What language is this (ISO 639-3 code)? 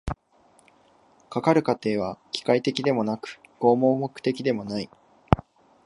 jpn